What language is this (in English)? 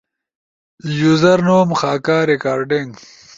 Ushojo